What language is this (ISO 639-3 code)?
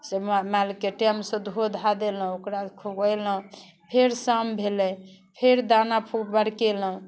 mai